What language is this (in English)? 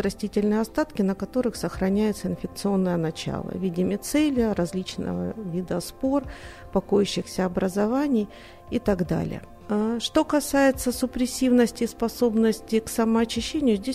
Russian